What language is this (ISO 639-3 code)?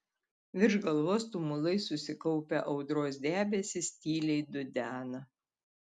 lit